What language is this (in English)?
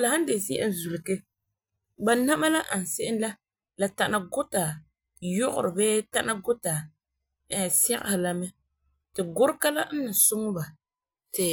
Frafra